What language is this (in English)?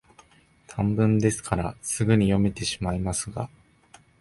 Japanese